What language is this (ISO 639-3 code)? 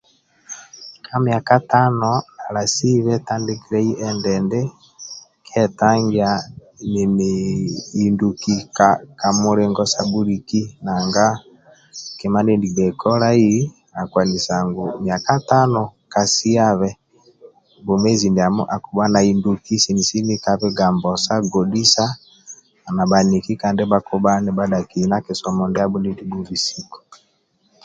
rwm